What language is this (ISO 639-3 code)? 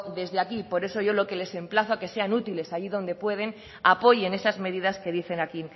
spa